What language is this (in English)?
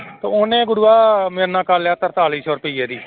Punjabi